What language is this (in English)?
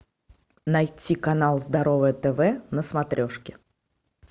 Russian